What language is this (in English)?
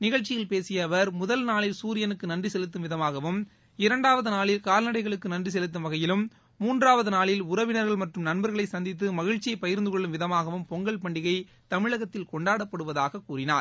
Tamil